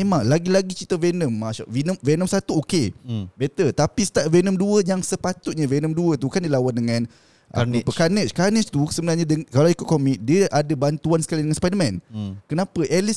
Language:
Malay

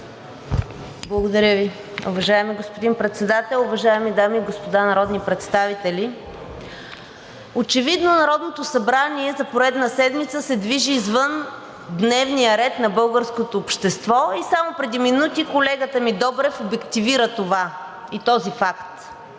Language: Bulgarian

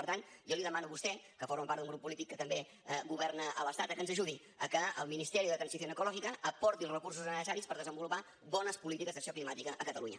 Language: Catalan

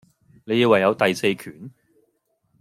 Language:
Cantonese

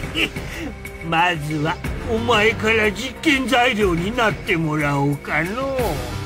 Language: Japanese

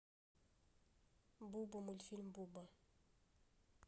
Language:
Russian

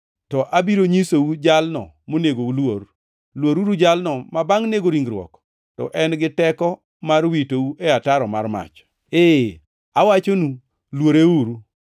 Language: Luo (Kenya and Tanzania)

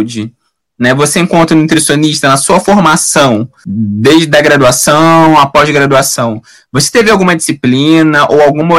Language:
Portuguese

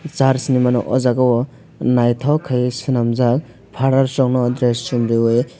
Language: Kok Borok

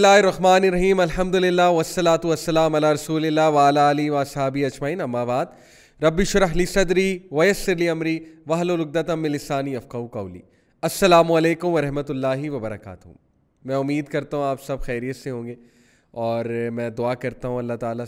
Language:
Urdu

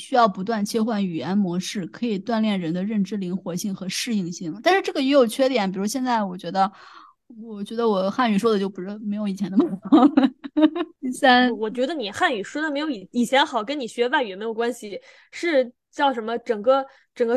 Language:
Chinese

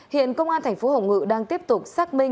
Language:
Vietnamese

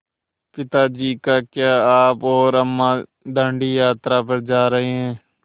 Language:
Hindi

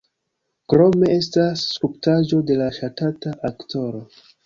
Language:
Esperanto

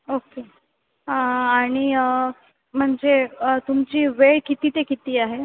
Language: Marathi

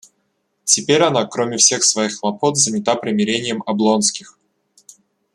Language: Russian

